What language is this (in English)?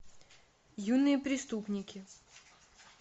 Russian